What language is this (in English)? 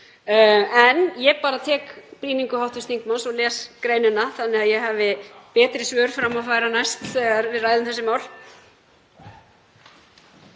Icelandic